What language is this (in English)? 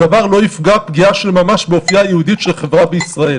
Hebrew